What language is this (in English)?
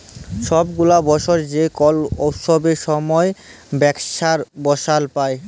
Bangla